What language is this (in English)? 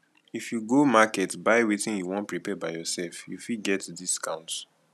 Nigerian Pidgin